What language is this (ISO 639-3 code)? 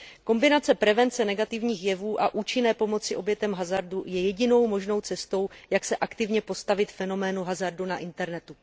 ces